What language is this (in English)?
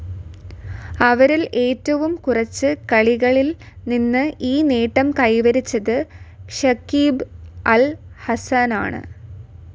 Malayalam